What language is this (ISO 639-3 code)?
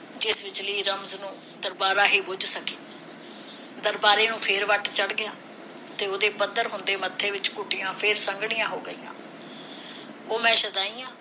pan